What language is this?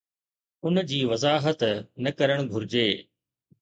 Sindhi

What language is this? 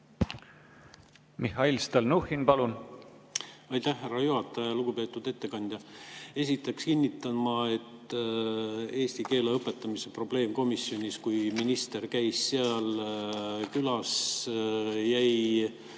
Estonian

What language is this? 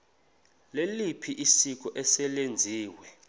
Xhosa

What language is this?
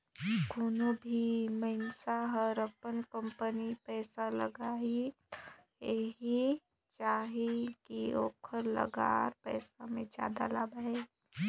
Chhattisgarhi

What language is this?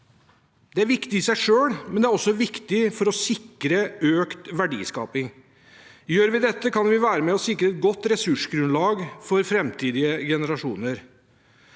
Norwegian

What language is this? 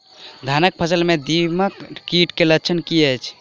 Maithili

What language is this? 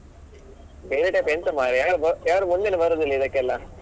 Kannada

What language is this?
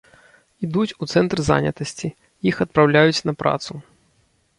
Belarusian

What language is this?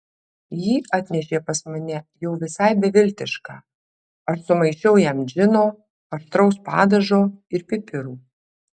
Lithuanian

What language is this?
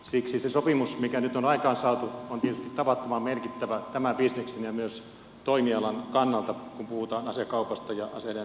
Finnish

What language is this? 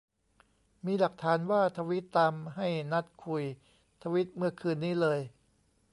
Thai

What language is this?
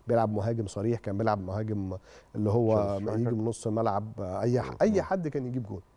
Arabic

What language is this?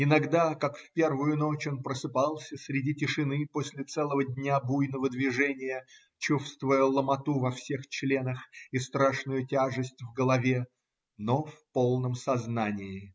Russian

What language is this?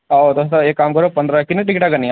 Dogri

